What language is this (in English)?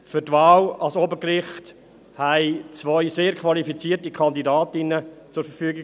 Swiss German